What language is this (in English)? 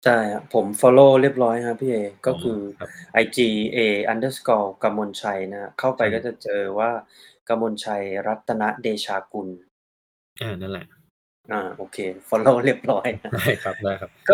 Thai